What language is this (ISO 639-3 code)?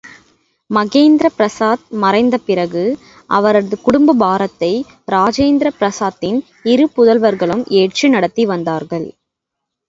tam